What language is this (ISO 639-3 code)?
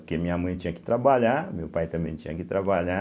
por